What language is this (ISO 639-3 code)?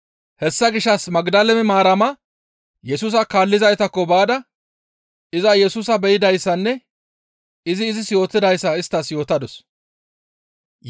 gmv